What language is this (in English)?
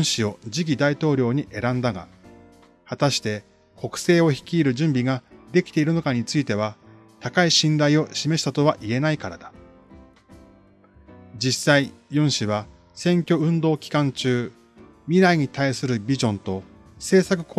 Japanese